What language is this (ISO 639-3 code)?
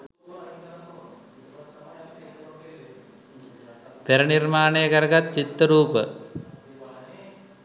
sin